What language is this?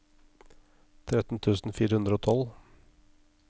Norwegian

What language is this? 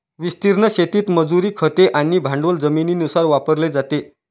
Marathi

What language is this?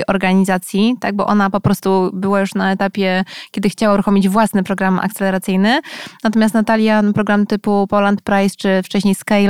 Polish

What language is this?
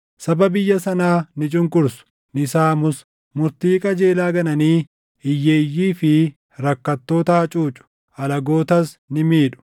Oromo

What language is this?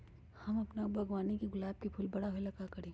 Magahi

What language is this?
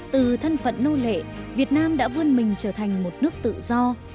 Vietnamese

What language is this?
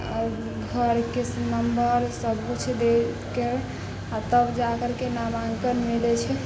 Maithili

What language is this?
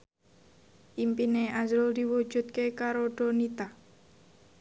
Javanese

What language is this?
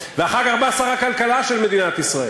Hebrew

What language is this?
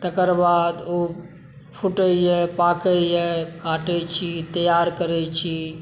Maithili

